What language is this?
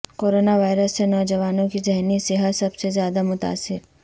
Urdu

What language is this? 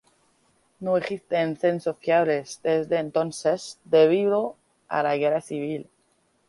Spanish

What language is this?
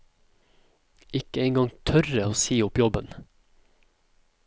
Norwegian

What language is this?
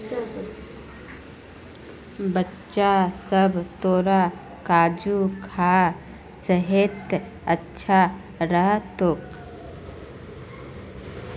Magahi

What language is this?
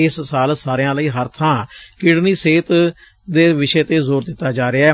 Punjabi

